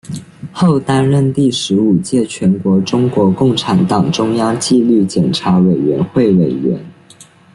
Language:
Chinese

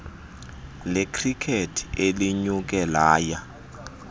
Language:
Xhosa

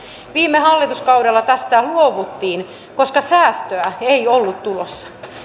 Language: Finnish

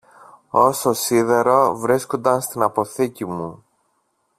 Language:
Greek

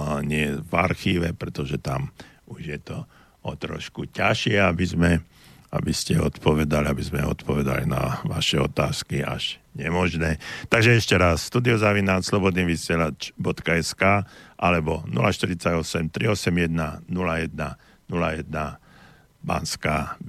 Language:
Slovak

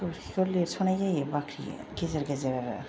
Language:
Bodo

